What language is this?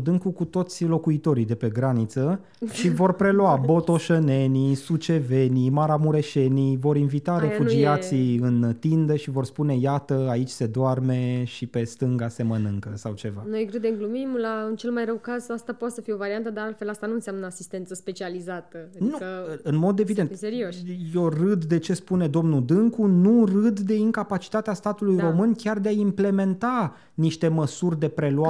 Romanian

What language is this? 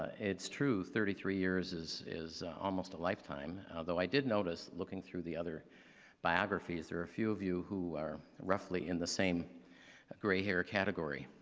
English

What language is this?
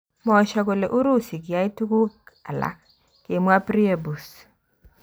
Kalenjin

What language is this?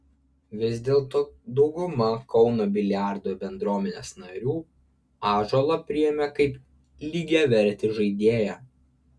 Lithuanian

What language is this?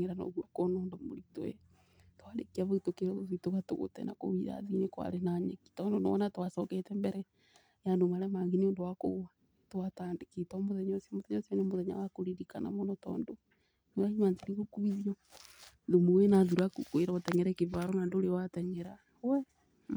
Kikuyu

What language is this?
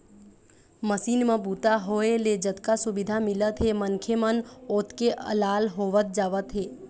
Chhattisgarhi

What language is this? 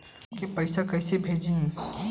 Bhojpuri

